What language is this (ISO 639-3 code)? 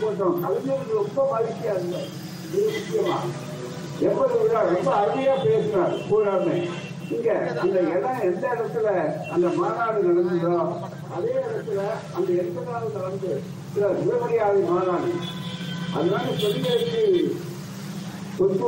tam